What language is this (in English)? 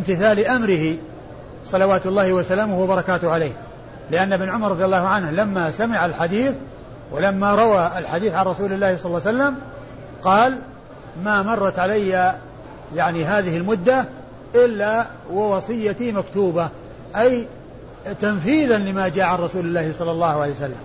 Arabic